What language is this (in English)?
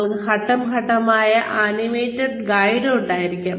Malayalam